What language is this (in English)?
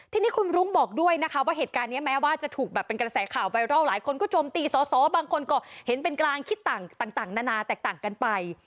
Thai